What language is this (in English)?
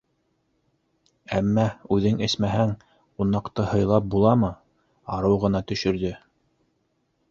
Bashkir